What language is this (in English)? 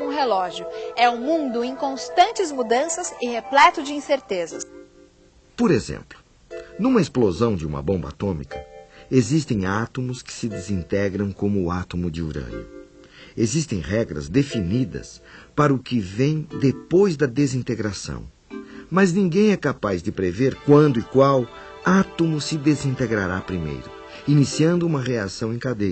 Portuguese